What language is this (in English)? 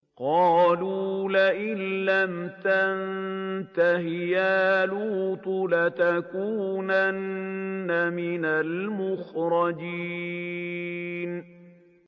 Arabic